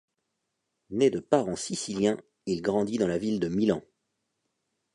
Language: French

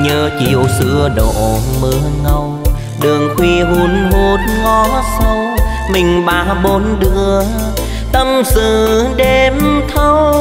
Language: Vietnamese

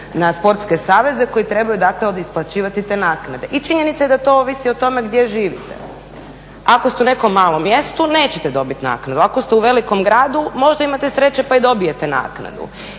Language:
Croatian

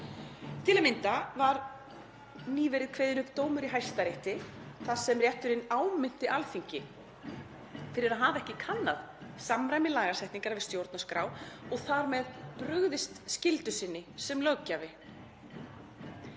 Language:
Icelandic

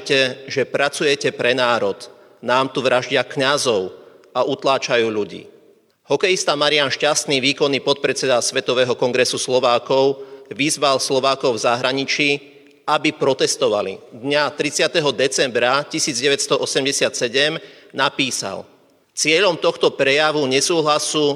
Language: Slovak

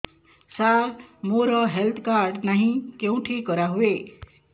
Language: Odia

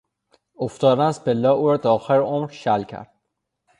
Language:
Persian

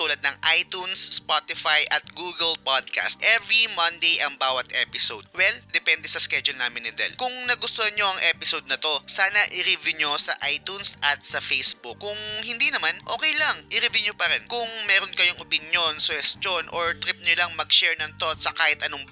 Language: Filipino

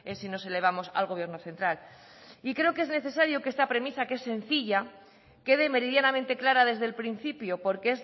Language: Spanish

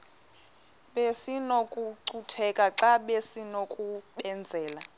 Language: Xhosa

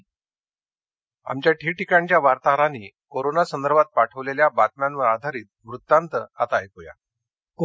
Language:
Marathi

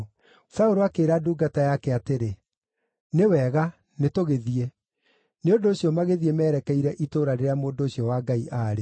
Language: Kikuyu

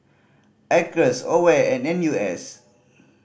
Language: English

